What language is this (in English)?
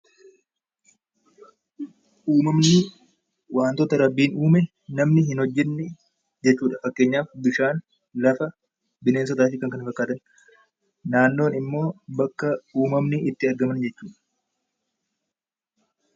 Oromo